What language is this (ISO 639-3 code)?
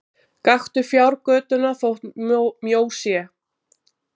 isl